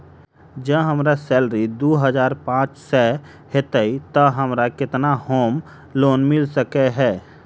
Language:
Maithili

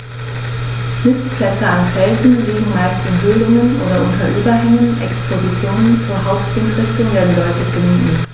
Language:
German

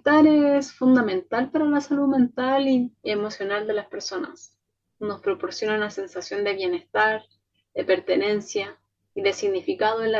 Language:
Spanish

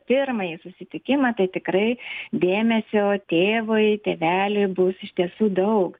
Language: Lithuanian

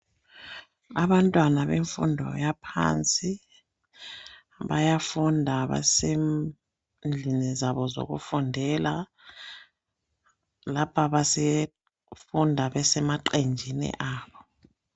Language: North Ndebele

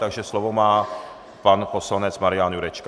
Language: Czech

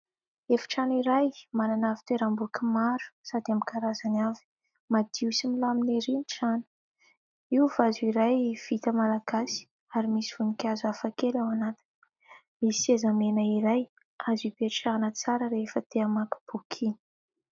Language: Malagasy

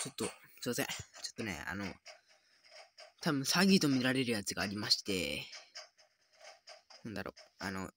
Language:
Japanese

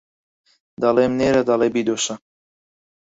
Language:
Central Kurdish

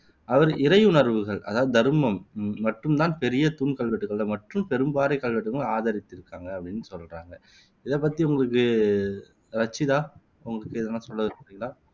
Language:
Tamil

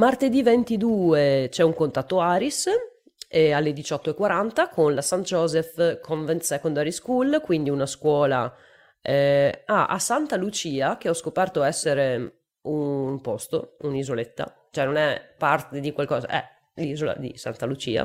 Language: Italian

